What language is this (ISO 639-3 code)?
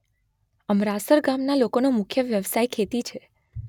guj